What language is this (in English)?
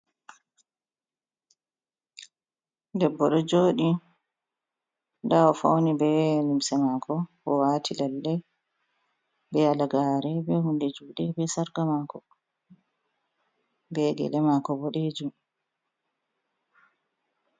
Fula